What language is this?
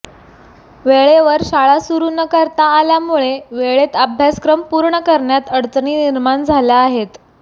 Marathi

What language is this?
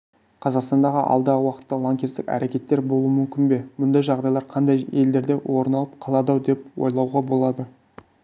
Kazakh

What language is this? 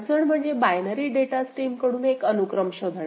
Marathi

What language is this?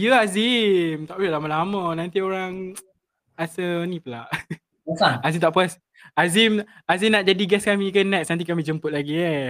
Malay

